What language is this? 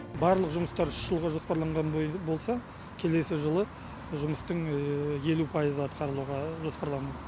Kazakh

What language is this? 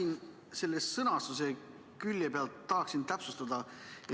Estonian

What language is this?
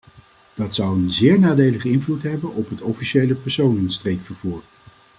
Dutch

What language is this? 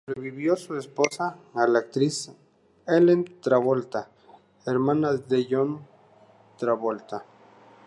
Spanish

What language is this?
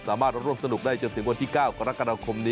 Thai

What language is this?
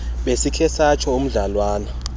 Xhosa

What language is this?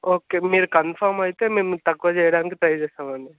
Telugu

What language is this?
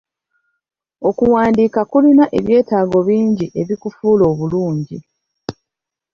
Ganda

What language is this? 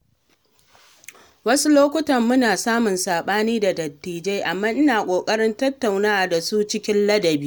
Hausa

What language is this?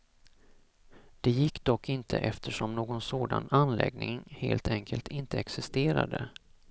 Swedish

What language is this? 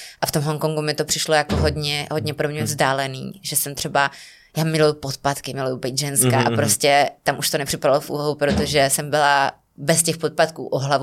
Czech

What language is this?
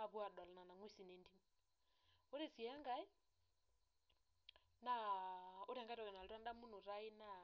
Masai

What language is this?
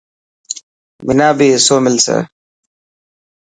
Dhatki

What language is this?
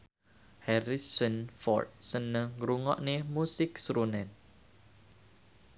Javanese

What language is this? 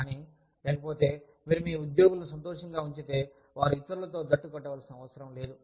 Telugu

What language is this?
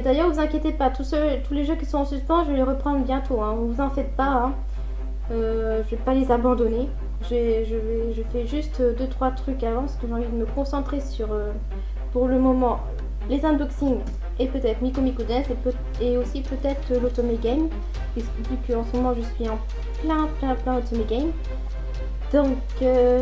French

